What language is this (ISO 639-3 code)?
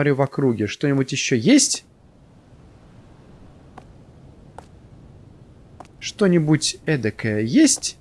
rus